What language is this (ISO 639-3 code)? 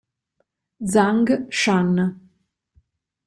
ita